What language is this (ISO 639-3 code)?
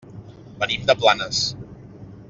cat